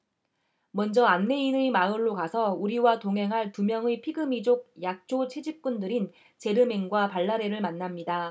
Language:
Korean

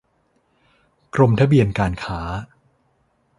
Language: Thai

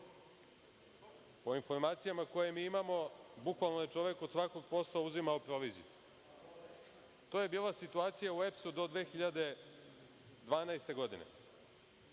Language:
Serbian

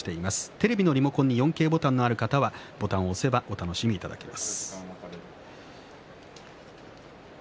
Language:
Japanese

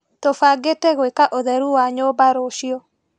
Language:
Kikuyu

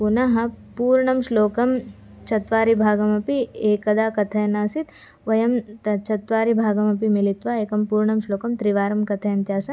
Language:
Sanskrit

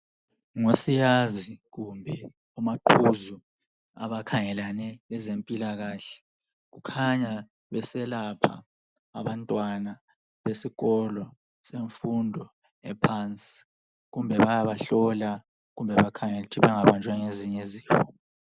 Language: North Ndebele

